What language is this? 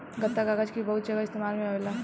Bhojpuri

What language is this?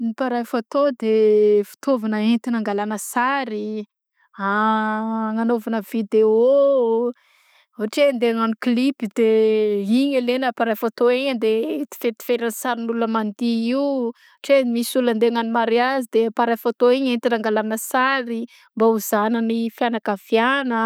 Southern Betsimisaraka Malagasy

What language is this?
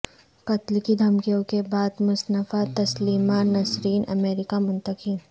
Urdu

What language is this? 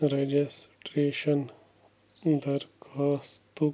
Kashmiri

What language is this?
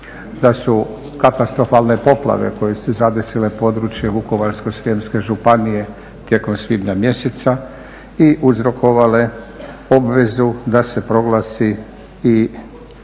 Croatian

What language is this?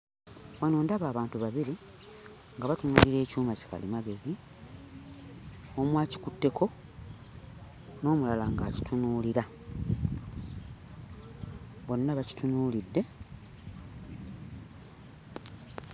Ganda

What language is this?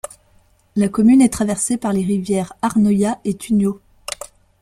French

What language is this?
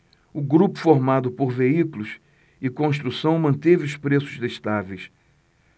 Portuguese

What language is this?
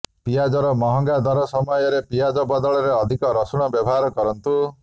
Odia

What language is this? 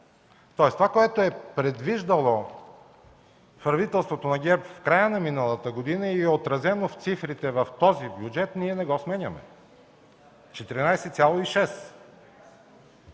Bulgarian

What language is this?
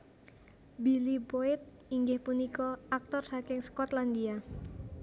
Javanese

